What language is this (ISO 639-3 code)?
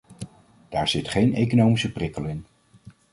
nld